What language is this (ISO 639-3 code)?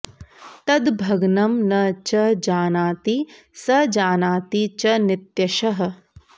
san